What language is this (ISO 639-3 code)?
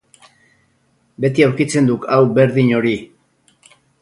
eus